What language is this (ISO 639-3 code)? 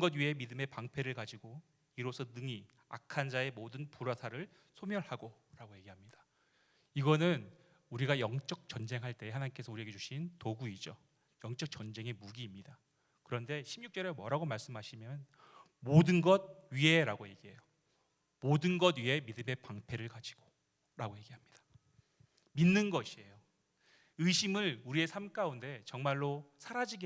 kor